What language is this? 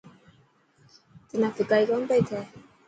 Dhatki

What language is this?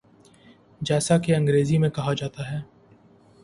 Urdu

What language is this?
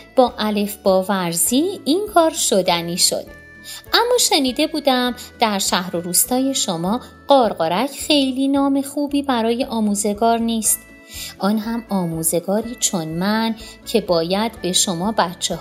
Persian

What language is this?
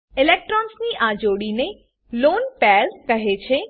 Gujarati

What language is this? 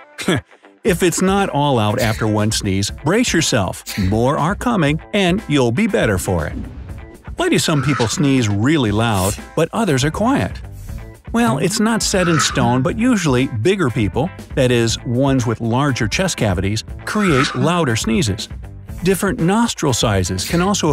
English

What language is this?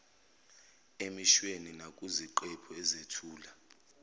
Zulu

